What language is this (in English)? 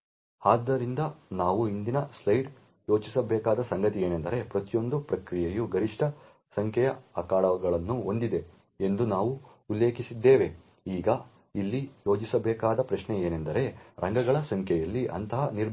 Kannada